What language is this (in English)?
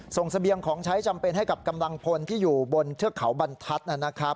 Thai